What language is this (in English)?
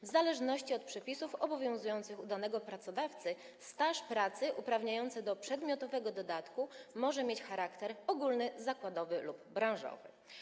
Polish